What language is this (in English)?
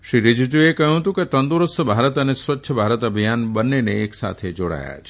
Gujarati